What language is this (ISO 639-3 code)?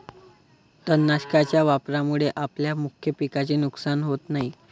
mar